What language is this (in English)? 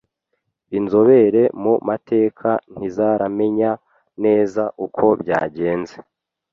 Kinyarwanda